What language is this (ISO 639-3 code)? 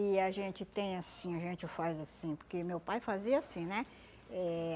por